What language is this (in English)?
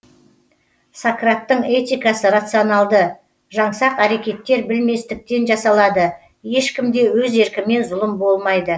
Kazakh